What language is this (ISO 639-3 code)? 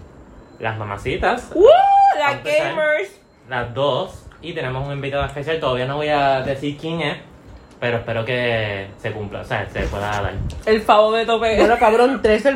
spa